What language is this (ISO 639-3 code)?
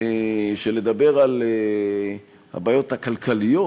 heb